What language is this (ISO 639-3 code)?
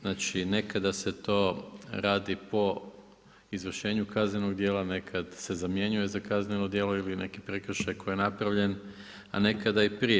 hrv